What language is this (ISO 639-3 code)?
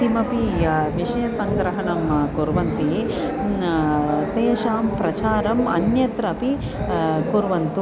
san